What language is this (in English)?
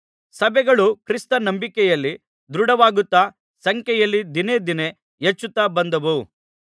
Kannada